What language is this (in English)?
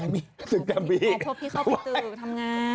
Thai